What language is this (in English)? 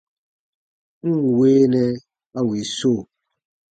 Baatonum